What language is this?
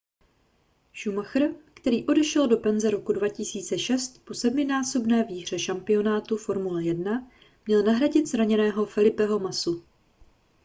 Czech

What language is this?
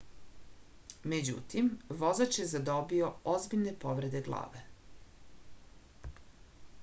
Serbian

